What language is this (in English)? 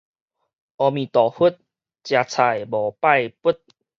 Min Nan Chinese